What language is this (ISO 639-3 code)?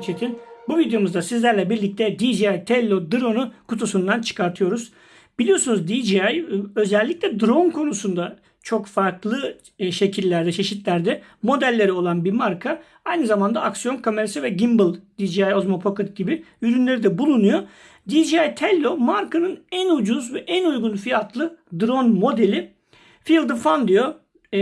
tur